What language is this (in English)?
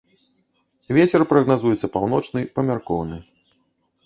Belarusian